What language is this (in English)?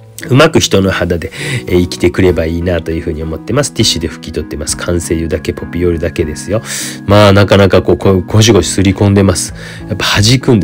Japanese